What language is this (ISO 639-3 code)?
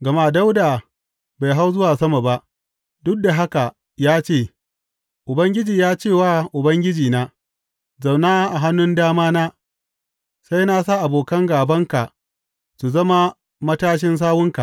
hau